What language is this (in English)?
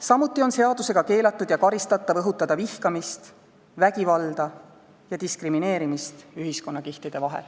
Estonian